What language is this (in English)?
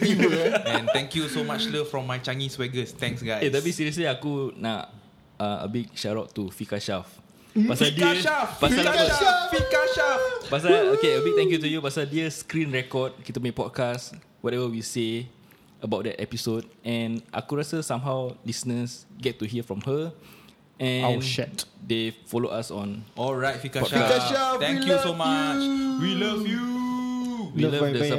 Malay